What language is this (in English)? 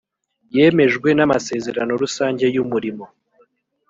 Kinyarwanda